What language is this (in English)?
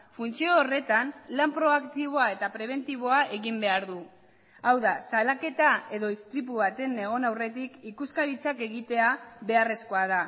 Basque